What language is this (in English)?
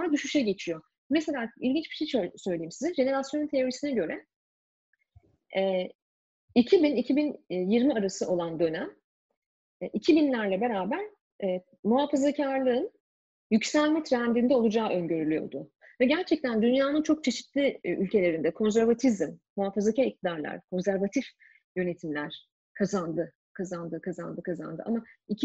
Turkish